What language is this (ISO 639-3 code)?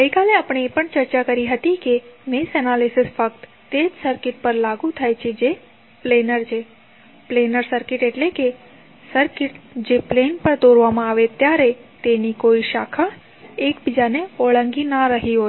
guj